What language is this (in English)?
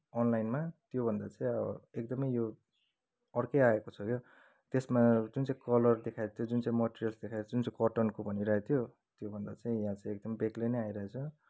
Nepali